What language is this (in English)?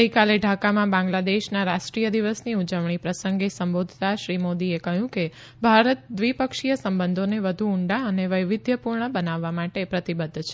Gujarati